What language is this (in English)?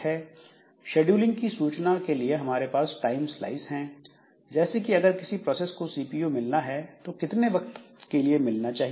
Hindi